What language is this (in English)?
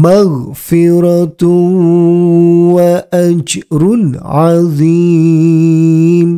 Arabic